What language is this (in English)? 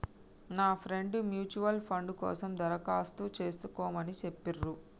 Telugu